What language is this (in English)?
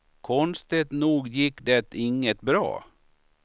Swedish